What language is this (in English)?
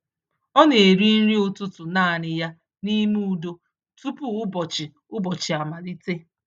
Igbo